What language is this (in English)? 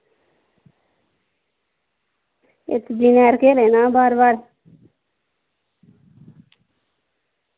Dogri